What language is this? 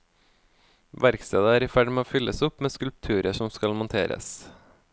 Norwegian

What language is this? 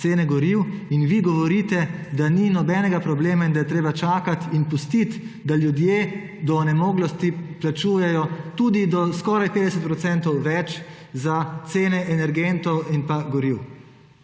Slovenian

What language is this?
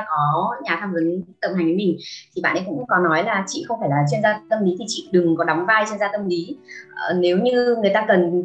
Vietnamese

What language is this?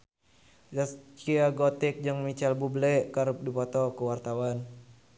Sundanese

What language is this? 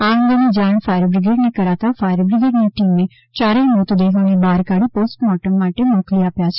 Gujarati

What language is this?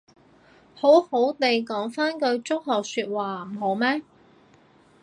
Cantonese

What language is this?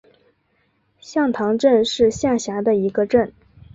Chinese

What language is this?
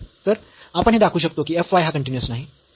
Marathi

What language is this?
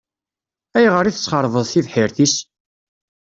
Kabyle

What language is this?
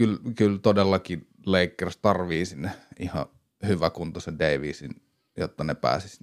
Finnish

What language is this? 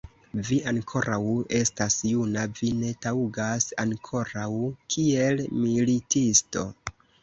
Esperanto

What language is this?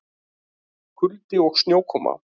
Icelandic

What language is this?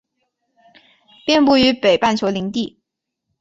Chinese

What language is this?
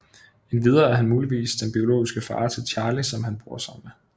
Danish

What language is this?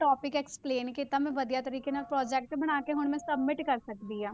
Punjabi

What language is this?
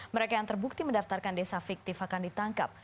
Indonesian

